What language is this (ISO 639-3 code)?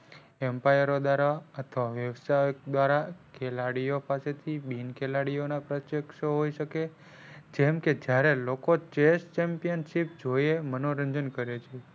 guj